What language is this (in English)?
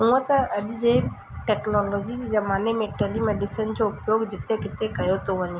Sindhi